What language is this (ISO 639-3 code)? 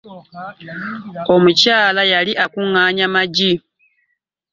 lug